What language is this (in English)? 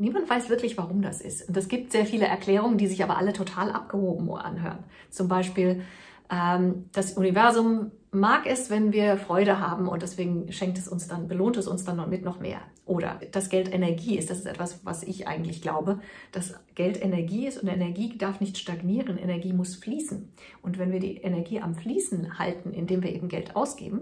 German